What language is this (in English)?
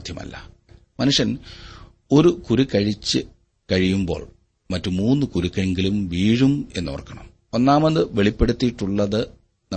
Malayalam